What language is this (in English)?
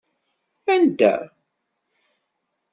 Kabyle